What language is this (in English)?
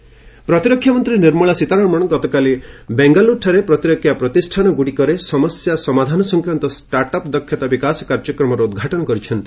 Odia